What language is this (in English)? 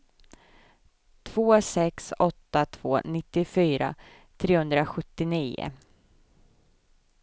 Swedish